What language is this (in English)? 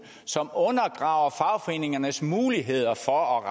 Danish